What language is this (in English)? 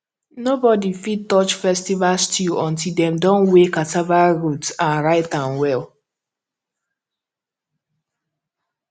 Nigerian Pidgin